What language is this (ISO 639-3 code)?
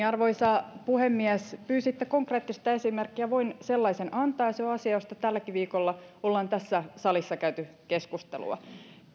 fin